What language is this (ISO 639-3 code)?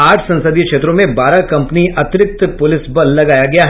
hin